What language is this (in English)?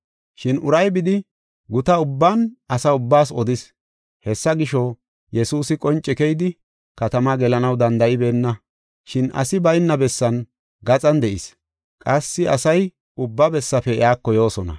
Gofa